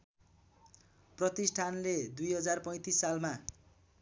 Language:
Nepali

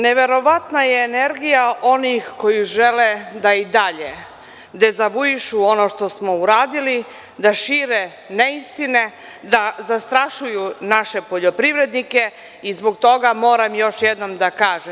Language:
Serbian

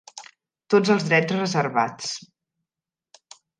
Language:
Catalan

